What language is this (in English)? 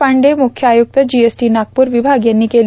Marathi